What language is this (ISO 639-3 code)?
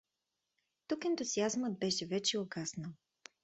bul